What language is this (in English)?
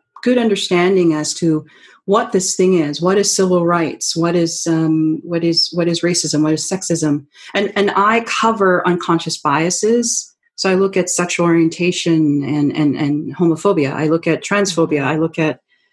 English